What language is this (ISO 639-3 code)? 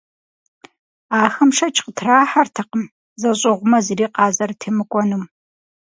kbd